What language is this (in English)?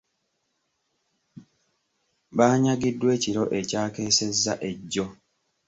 Ganda